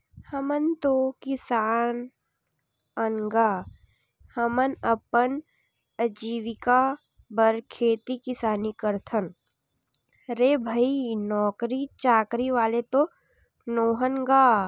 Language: Chhattisgarhi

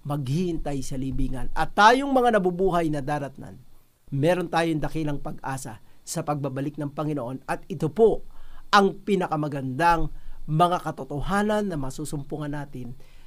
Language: Filipino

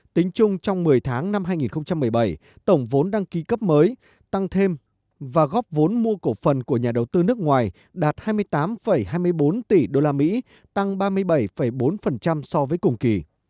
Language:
Vietnamese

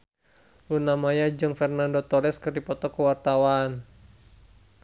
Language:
Sundanese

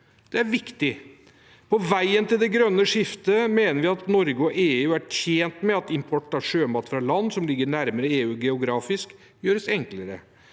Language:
Norwegian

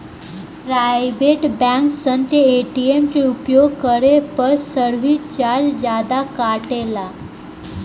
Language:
Bhojpuri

